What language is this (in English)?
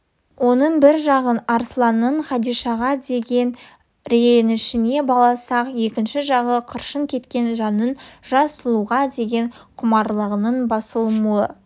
Kazakh